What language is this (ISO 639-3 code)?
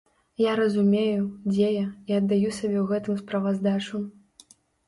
bel